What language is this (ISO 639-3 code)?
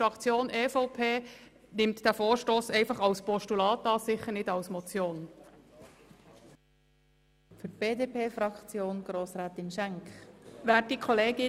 gsw